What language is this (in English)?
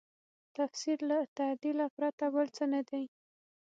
Pashto